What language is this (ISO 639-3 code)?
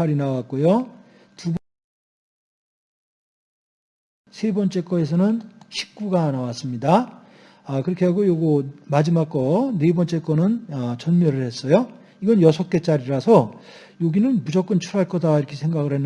kor